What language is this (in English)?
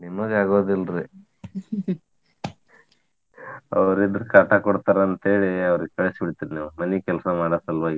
Kannada